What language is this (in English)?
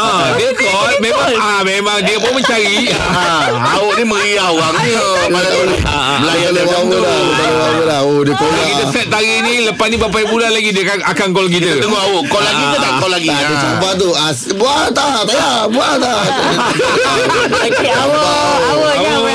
Malay